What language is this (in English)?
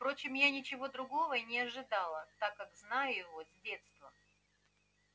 Russian